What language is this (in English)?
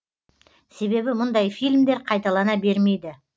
Kazakh